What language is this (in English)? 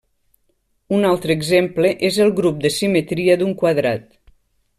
Catalan